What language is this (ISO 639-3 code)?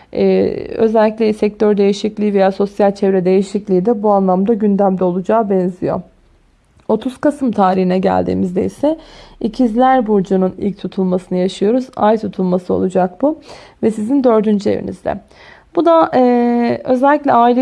tur